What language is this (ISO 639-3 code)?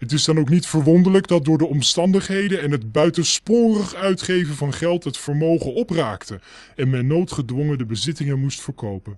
nld